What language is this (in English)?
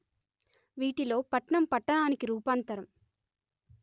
Telugu